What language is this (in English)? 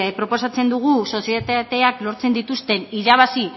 Basque